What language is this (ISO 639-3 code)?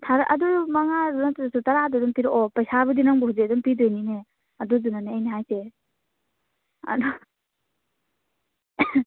mni